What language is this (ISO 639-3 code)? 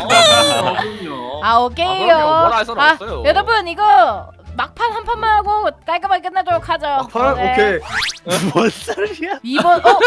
kor